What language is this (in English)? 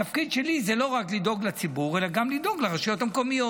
Hebrew